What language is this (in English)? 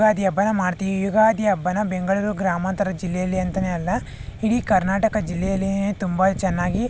Kannada